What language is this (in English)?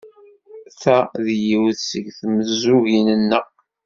Kabyle